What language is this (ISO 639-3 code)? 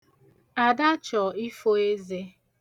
ibo